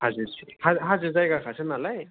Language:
Bodo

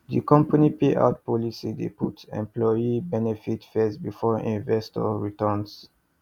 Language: Nigerian Pidgin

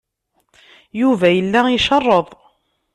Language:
Kabyle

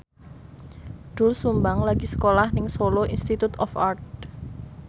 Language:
Javanese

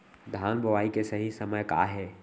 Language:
Chhattisgarhi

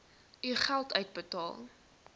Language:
Afrikaans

